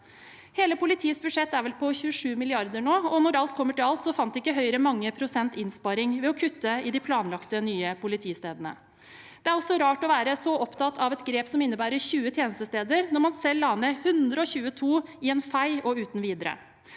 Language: Norwegian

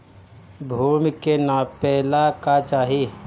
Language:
Bhojpuri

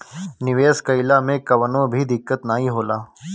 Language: Bhojpuri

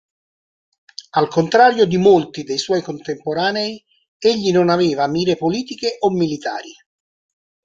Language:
Italian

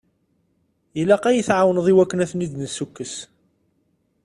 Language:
Kabyle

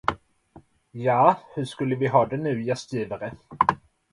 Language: Swedish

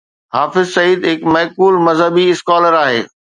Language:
Sindhi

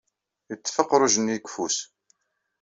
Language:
Kabyle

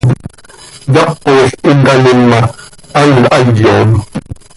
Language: Seri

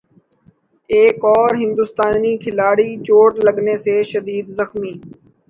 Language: Urdu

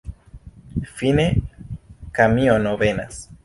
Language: Esperanto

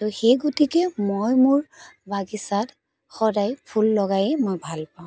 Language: Assamese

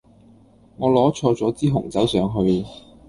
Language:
Cantonese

